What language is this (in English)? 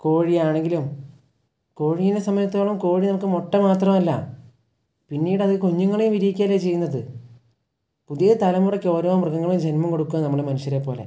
Malayalam